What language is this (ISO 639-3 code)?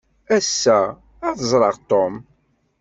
kab